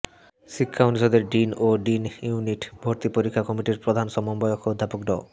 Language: Bangla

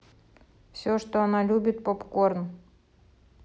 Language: Russian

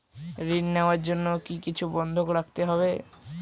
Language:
Bangla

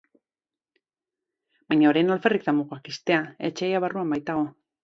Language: Basque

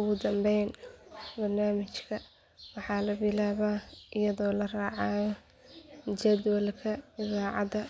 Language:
Somali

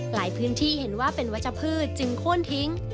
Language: Thai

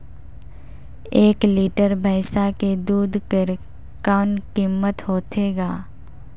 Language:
Chhattisgarhi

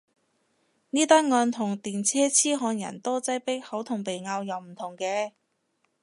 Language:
Cantonese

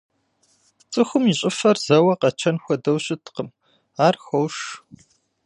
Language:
Kabardian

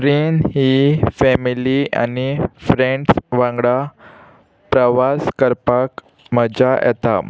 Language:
Konkani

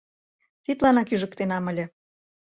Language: Mari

